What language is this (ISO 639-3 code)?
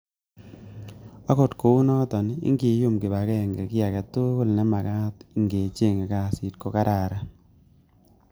kln